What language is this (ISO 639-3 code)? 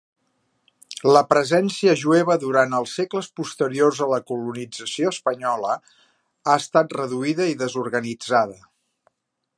cat